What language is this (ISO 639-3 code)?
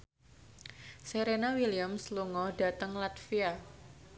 jav